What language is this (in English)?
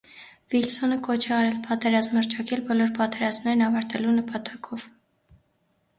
Armenian